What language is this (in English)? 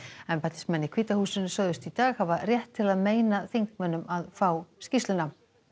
Icelandic